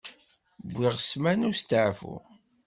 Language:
Kabyle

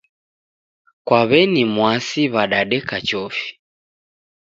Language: Taita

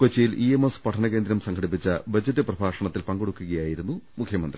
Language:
Malayalam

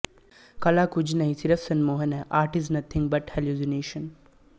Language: Punjabi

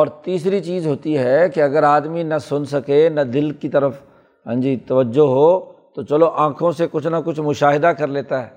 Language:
Urdu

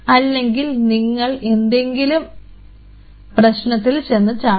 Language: Malayalam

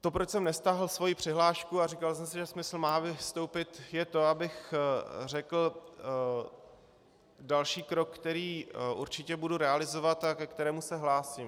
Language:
Czech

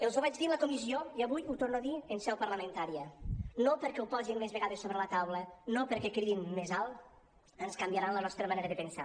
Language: Catalan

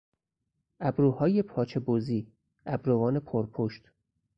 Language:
Persian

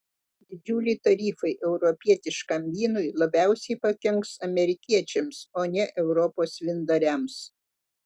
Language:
Lithuanian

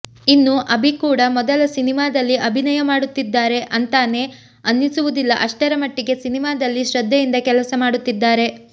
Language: Kannada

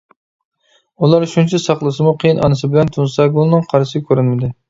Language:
Uyghur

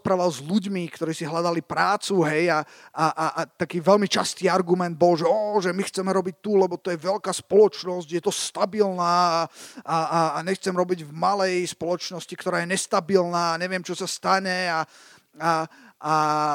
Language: Slovak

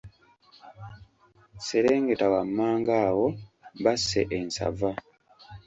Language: Ganda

